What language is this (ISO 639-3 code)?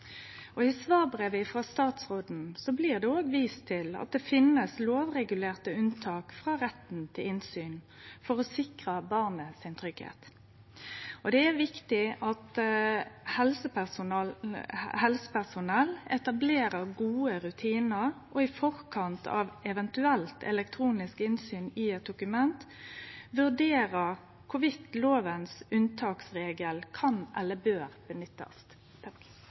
nno